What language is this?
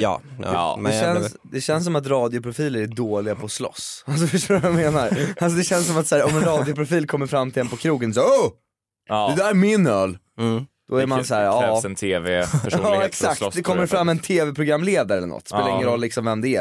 Swedish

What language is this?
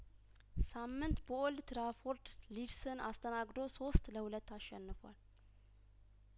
Amharic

